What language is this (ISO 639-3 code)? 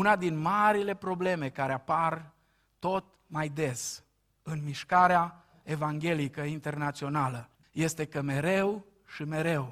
ron